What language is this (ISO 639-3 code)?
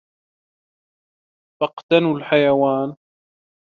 ara